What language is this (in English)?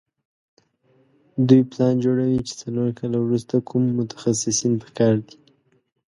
Pashto